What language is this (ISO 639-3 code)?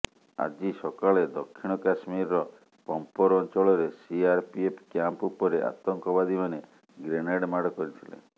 ori